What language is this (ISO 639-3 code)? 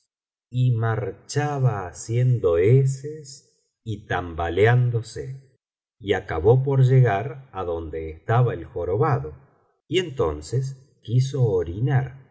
spa